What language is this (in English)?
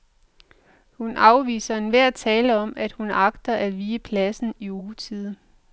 Danish